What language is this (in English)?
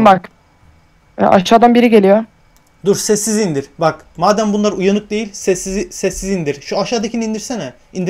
Turkish